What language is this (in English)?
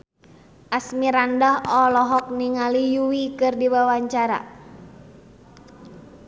Sundanese